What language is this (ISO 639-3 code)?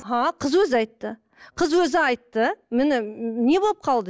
kaz